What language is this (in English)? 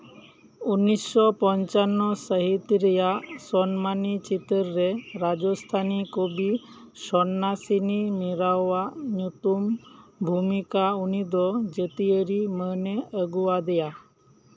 Santali